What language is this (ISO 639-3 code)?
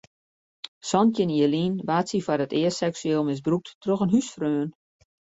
fry